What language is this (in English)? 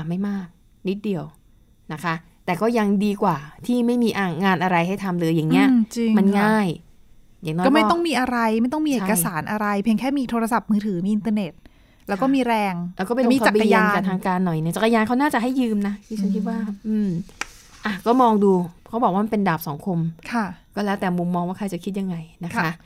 Thai